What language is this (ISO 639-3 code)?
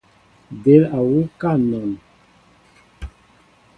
mbo